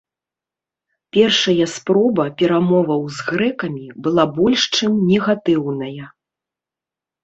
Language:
Belarusian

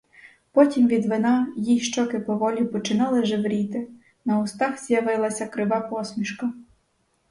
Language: Ukrainian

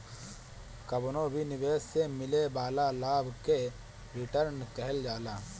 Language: Bhojpuri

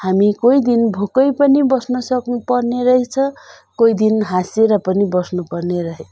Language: Nepali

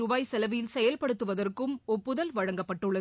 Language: Tamil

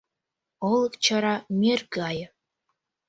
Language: Mari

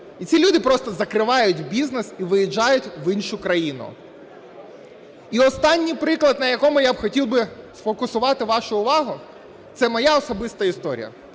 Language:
Ukrainian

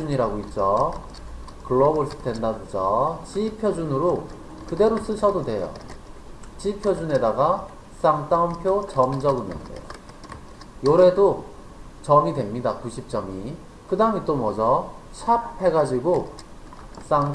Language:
Korean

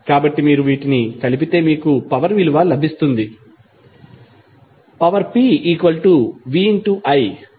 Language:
Telugu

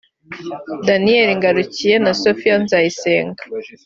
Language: Kinyarwanda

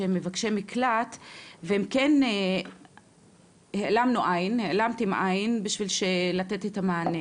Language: Hebrew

